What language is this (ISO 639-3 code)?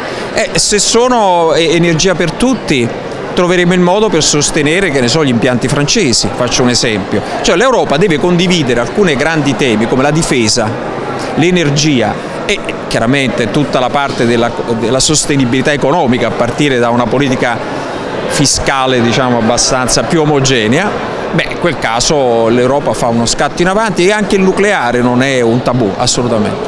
ita